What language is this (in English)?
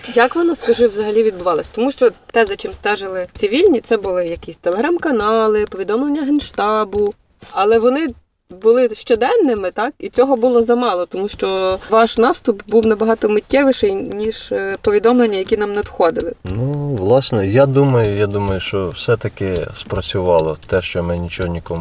Ukrainian